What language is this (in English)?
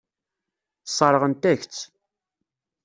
Kabyle